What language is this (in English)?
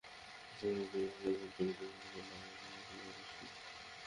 Bangla